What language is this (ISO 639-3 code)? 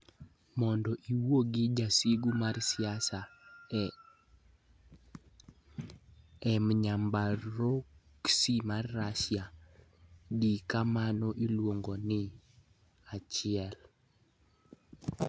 luo